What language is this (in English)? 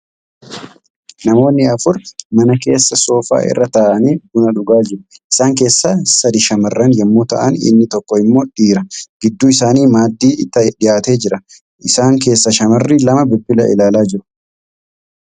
Oromo